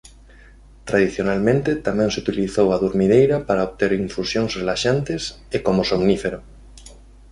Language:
Galician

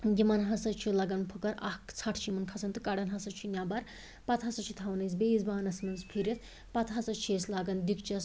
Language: Kashmiri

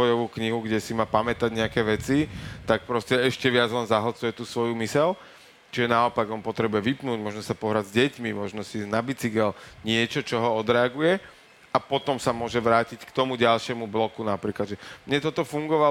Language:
Slovak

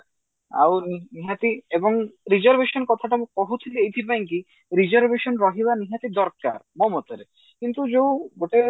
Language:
Odia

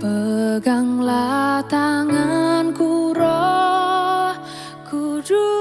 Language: Indonesian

